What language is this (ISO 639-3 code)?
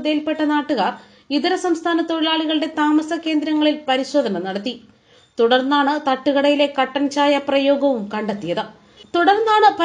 ron